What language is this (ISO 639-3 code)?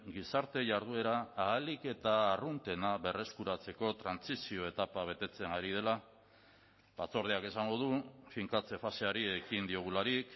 eus